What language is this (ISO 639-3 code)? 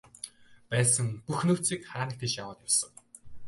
mon